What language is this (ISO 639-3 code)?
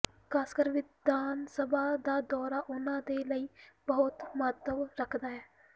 pan